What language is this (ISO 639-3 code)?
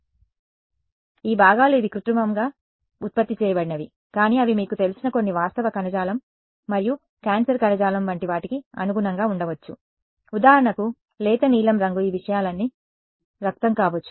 tel